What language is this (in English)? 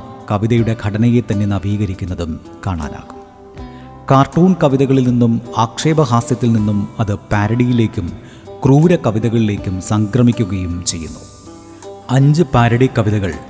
Malayalam